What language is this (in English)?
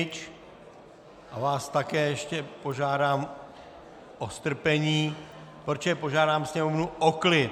Czech